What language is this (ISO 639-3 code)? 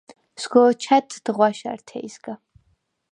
sva